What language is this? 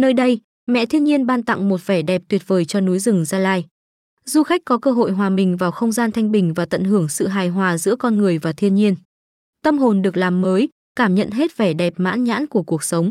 Vietnamese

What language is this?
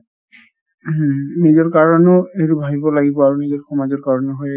Assamese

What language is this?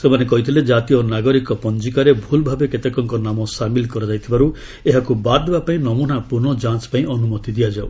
Odia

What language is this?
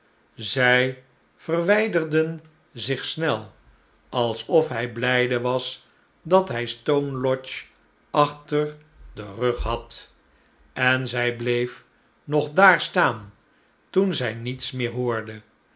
Dutch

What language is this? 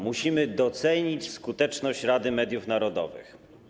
Polish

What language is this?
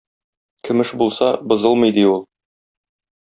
Tatar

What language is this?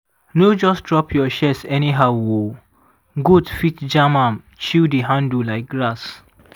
Nigerian Pidgin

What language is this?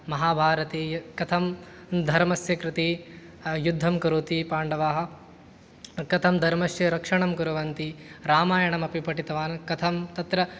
Sanskrit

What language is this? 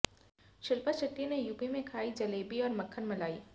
Hindi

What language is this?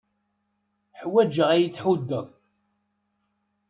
Kabyle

